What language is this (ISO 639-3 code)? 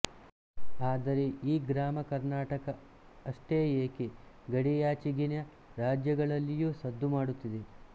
kan